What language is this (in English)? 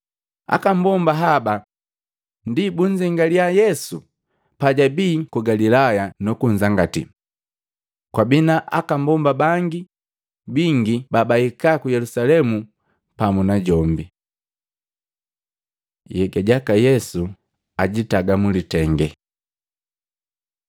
Matengo